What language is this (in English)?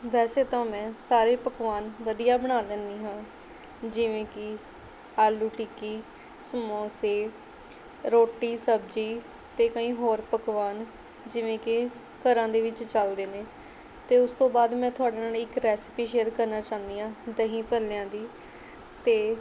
Punjabi